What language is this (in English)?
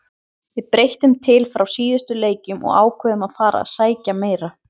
Icelandic